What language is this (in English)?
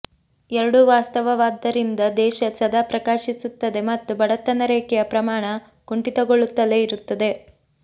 Kannada